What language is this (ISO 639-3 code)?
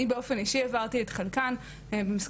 heb